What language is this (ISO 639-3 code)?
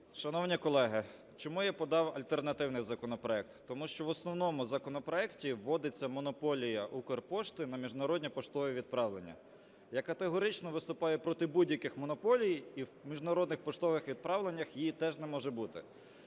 ukr